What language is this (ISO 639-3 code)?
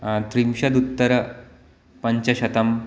san